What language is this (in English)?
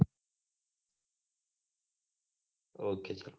Gujarati